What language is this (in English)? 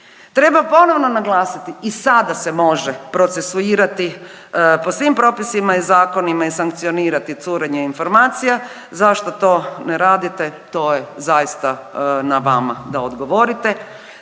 Croatian